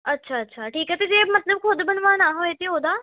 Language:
Punjabi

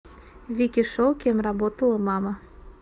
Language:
Russian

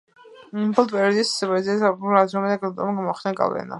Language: Georgian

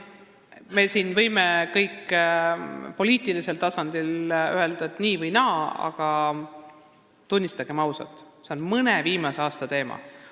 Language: Estonian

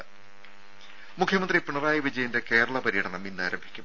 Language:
Malayalam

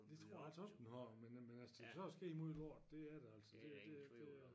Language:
Danish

